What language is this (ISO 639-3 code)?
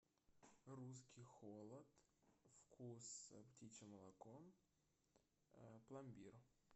rus